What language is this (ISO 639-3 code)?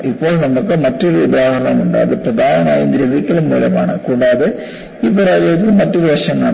mal